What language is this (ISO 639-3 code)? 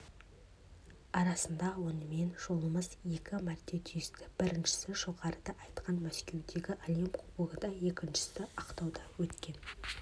kaz